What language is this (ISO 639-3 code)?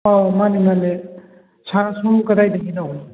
mni